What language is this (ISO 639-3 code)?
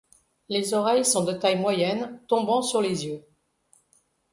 fra